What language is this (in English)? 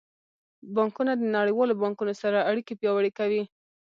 Pashto